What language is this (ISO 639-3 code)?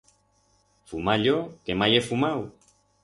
arg